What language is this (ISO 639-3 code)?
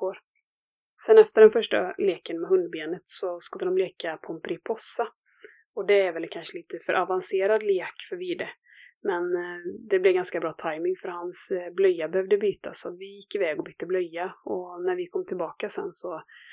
swe